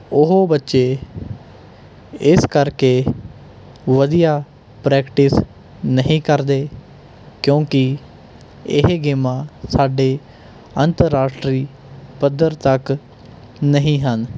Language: Punjabi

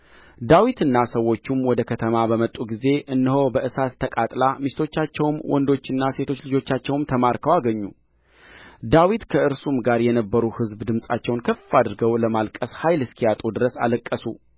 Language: Amharic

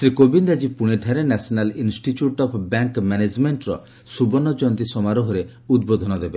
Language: Odia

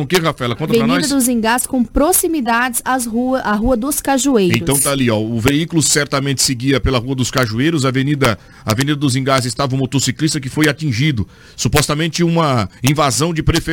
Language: Portuguese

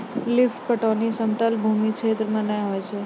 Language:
Maithili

